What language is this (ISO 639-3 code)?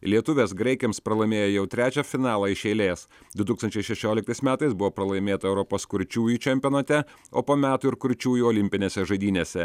lit